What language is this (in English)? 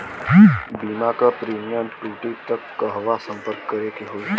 Bhojpuri